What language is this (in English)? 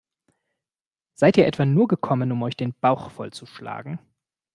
German